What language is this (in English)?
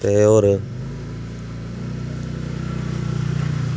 Dogri